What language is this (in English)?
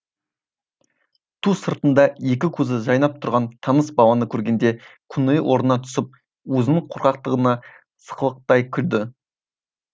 Kazakh